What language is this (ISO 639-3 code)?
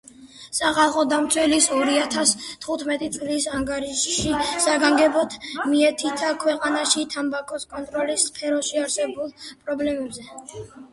kat